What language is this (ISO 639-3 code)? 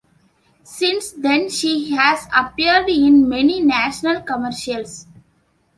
eng